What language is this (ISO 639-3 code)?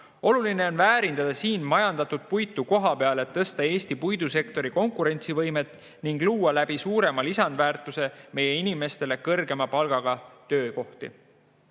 est